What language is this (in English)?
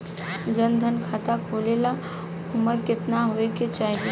Bhojpuri